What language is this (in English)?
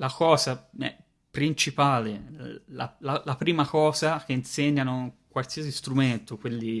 Italian